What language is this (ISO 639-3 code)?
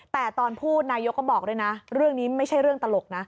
tha